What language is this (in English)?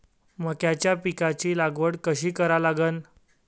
Marathi